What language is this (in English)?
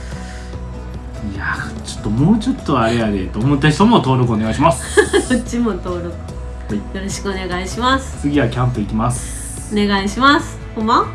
Japanese